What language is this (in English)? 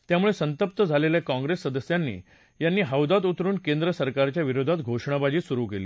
Marathi